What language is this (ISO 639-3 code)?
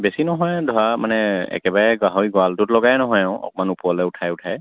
asm